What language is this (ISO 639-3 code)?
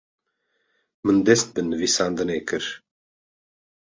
kur